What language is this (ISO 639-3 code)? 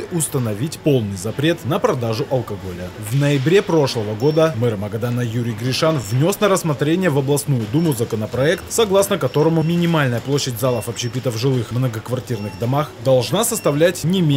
rus